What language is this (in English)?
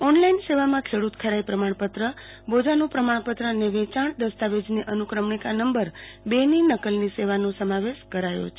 Gujarati